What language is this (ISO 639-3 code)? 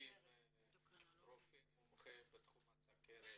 heb